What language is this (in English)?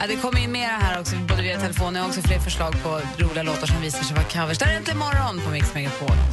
Swedish